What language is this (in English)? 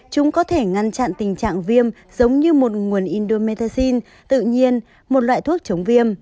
Vietnamese